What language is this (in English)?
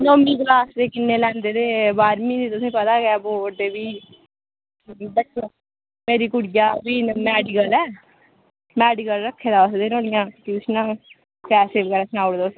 Dogri